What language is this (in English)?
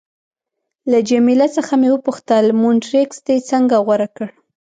Pashto